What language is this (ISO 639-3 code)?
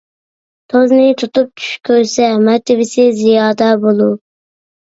uig